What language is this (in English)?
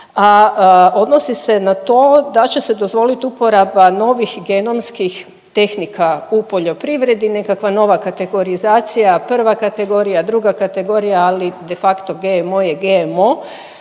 Croatian